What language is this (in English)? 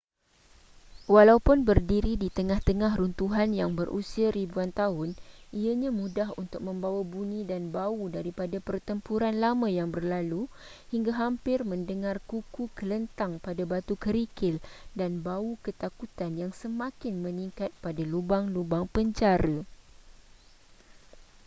Malay